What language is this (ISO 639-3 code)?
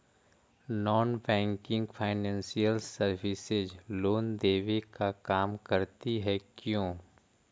mag